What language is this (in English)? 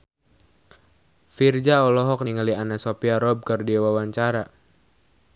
Sundanese